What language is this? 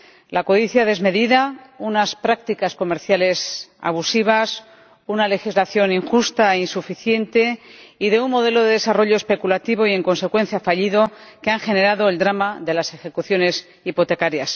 Spanish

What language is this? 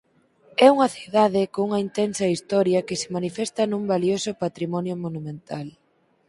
Galician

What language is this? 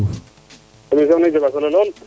Serer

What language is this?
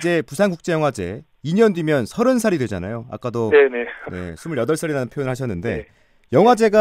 Korean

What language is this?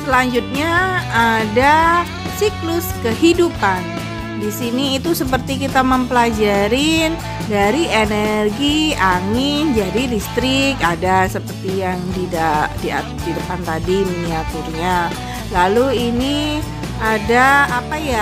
Indonesian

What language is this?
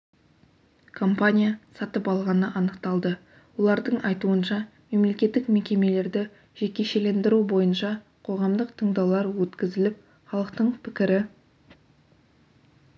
Kazakh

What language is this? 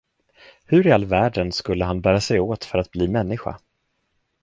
Swedish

